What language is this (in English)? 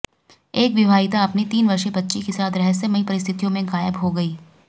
Hindi